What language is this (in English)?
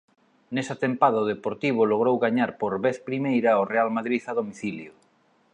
Galician